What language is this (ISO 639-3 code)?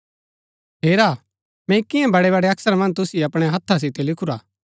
gbk